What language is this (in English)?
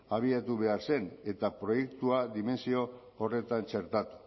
Basque